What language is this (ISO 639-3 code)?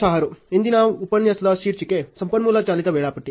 kan